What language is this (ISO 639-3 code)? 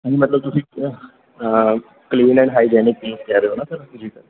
pan